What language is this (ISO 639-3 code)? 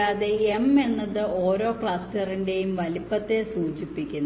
mal